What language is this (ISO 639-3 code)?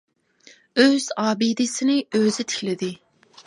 uig